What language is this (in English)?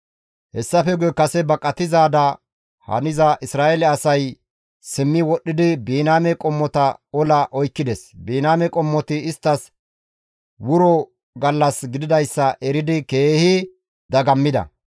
Gamo